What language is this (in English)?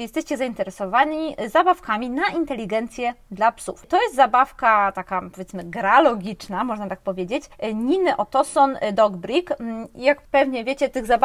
Polish